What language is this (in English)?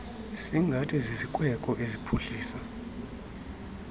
Xhosa